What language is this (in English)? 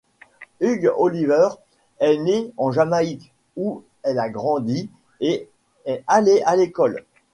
French